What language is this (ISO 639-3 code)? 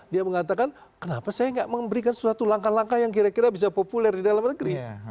ind